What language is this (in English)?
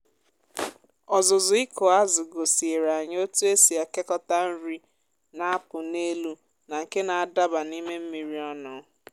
Igbo